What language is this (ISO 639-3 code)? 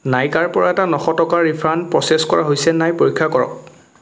asm